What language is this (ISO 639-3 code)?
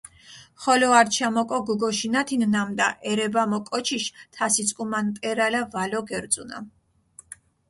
xmf